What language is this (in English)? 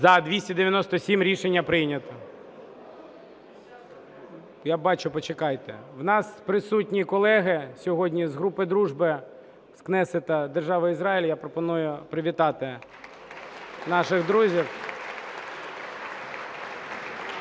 Ukrainian